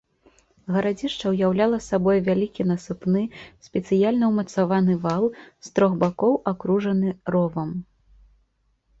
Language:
Belarusian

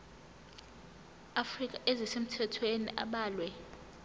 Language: Zulu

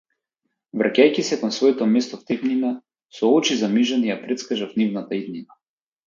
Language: Macedonian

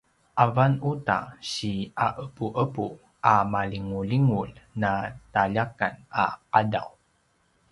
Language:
Paiwan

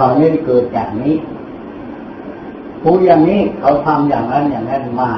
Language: Thai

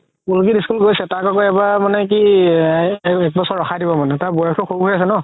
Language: Assamese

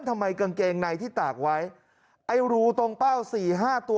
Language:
Thai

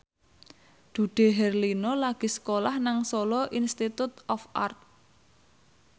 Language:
Javanese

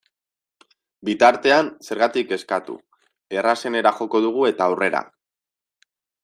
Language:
Basque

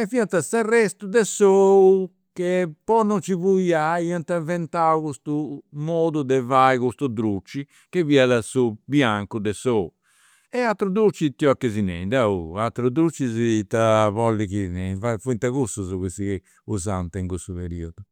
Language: Campidanese Sardinian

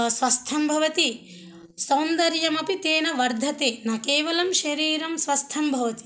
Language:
Sanskrit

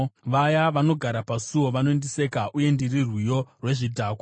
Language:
Shona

